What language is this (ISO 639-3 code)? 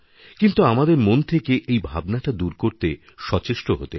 ben